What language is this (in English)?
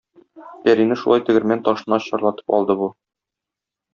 Tatar